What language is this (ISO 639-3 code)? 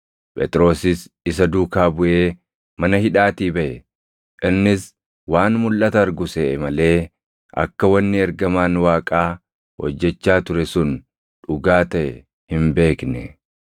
orm